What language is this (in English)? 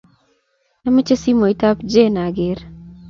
Kalenjin